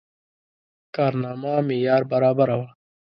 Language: Pashto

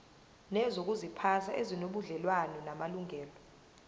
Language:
Zulu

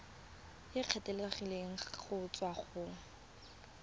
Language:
Tswana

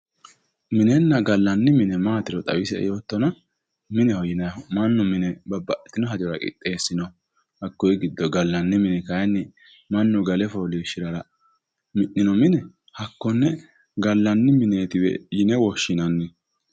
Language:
Sidamo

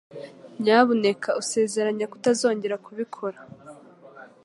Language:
Kinyarwanda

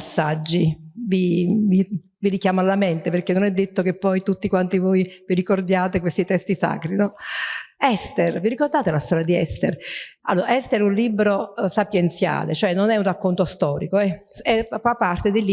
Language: Italian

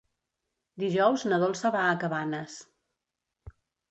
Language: Catalan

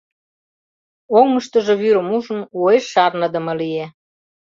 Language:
Mari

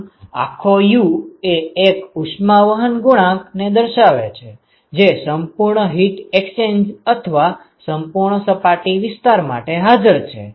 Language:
Gujarati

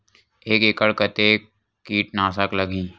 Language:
Chhattisgarhi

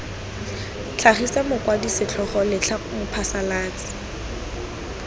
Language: Tswana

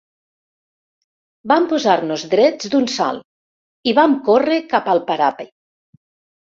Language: Catalan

